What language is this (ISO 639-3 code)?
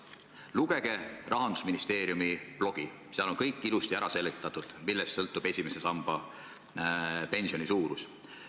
est